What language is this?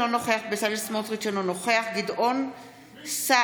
Hebrew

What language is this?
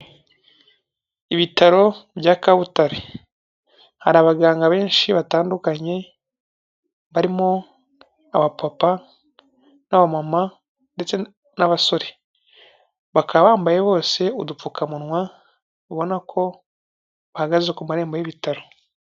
Kinyarwanda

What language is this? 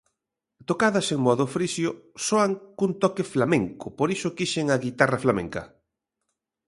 Galician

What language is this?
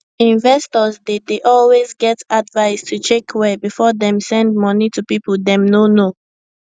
Nigerian Pidgin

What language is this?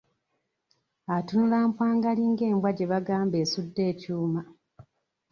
Ganda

